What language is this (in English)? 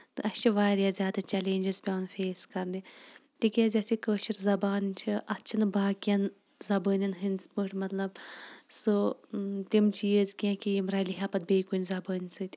Kashmiri